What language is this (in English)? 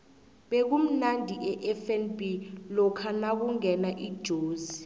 South Ndebele